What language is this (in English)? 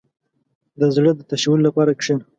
Pashto